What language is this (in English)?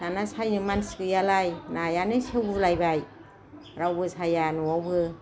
Bodo